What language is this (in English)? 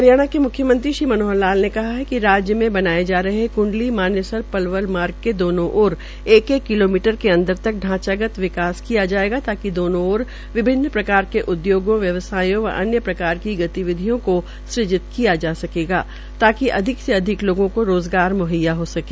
Hindi